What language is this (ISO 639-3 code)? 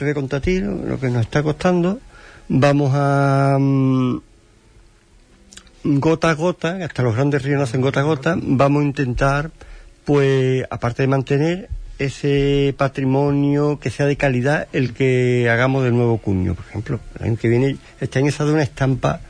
spa